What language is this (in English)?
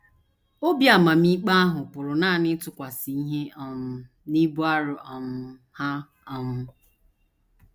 Igbo